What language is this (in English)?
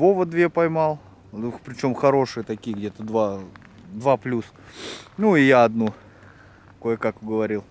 Russian